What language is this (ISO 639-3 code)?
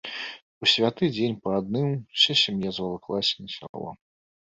bel